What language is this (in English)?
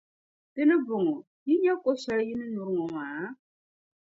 Dagbani